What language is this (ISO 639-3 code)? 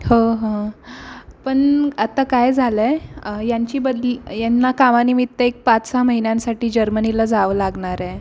mar